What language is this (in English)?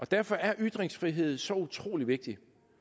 Danish